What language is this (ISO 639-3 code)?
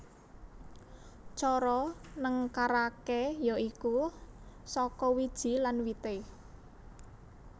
jav